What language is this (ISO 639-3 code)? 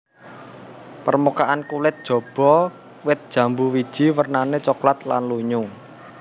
jav